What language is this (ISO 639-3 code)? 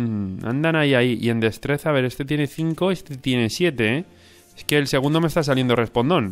spa